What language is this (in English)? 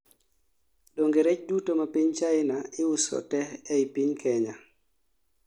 Luo (Kenya and Tanzania)